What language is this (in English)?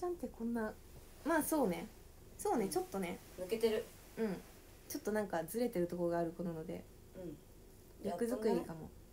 Japanese